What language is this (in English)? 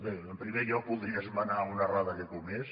Catalan